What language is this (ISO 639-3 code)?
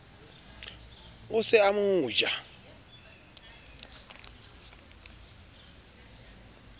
sot